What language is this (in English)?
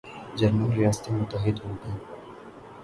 Urdu